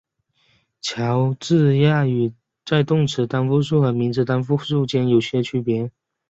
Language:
Chinese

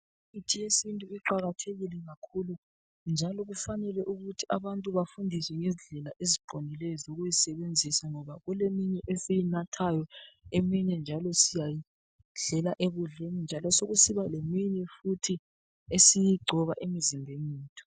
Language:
North Ndebele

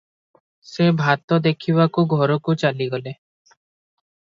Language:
Odia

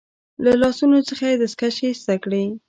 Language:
Pashto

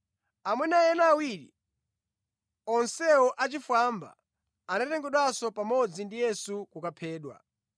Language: Nyanja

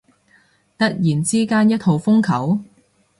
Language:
Cantonese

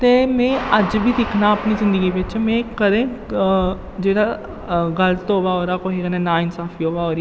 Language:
Dogri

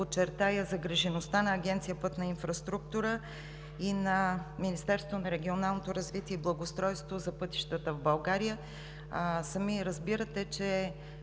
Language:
Bulgarian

